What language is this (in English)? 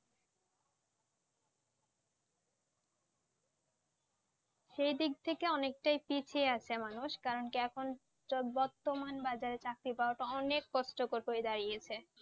Bangla